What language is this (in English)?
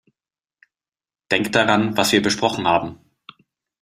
German